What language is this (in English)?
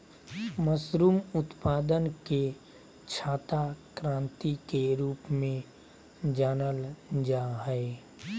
Magahi